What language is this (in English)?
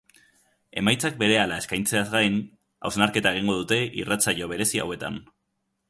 Basque